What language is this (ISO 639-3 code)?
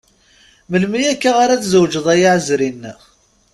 kab